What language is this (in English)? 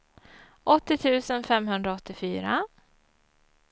Swedish